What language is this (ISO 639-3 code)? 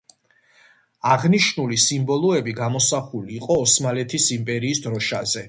kat